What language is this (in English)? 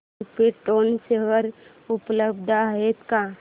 Marathi